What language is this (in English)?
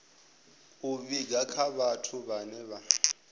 Venda